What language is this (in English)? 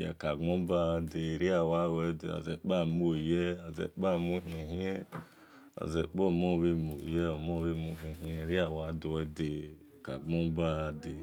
Esan